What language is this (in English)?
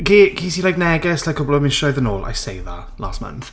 Welsh